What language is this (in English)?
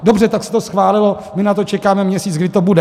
Czech